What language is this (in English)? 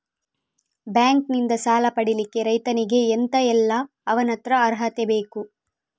Kannada